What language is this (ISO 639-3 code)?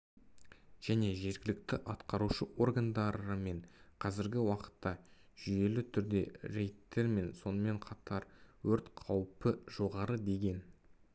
kaz